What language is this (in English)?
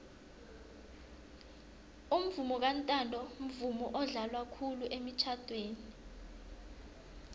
South Ndebele